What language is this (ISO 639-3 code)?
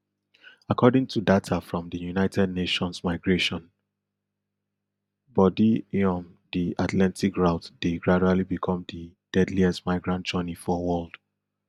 pcm